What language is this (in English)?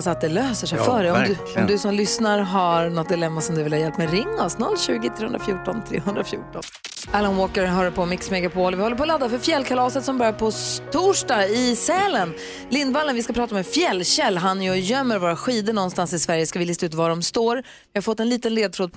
Swedish